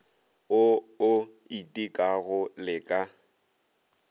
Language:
Northern Sotho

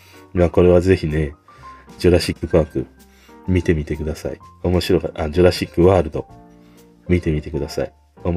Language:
Japanese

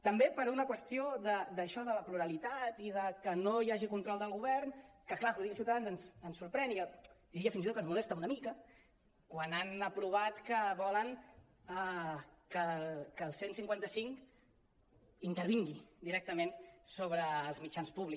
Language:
Catalan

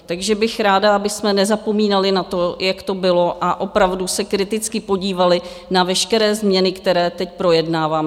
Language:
Czech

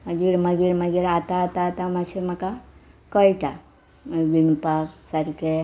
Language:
Konkani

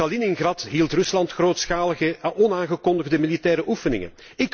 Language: Dutch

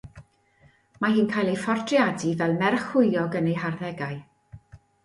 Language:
Welsh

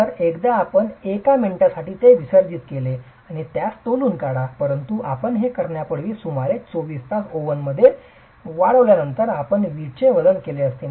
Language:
Marathi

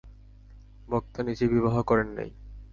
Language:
Bangla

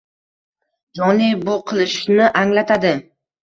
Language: Uzbek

